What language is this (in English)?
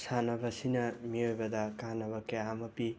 Manipuri